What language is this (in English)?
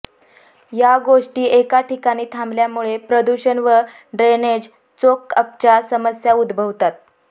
Marathi